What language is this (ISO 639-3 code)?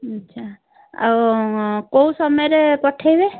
ori